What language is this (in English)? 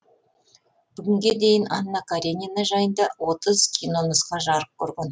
Kazakh